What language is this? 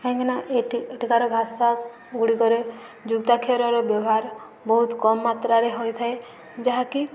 Odia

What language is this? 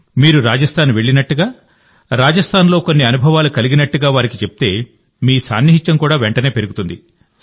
Telugu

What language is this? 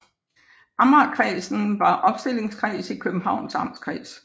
Danish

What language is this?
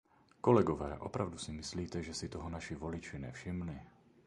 Czech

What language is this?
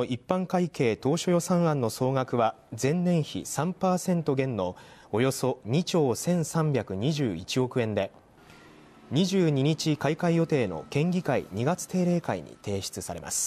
Japanese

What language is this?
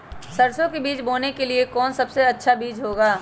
Magahi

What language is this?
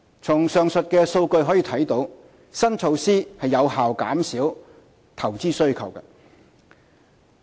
Cantonese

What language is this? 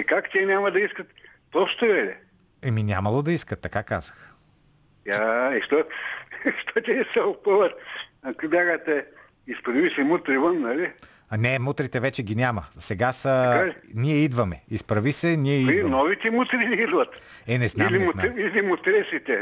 Bulgarian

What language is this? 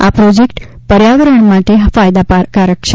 Gujarati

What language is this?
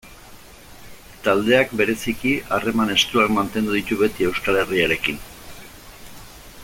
Basque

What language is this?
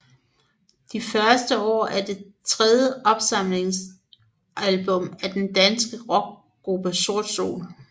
Danish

